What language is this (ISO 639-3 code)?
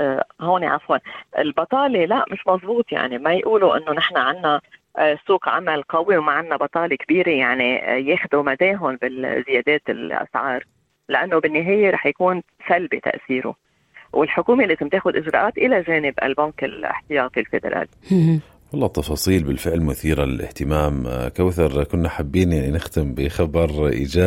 ara